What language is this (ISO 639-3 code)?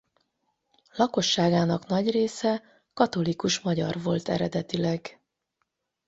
hun